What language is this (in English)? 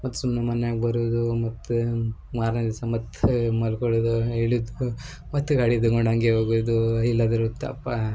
Kannada